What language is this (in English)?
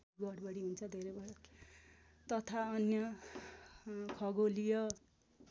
Nepali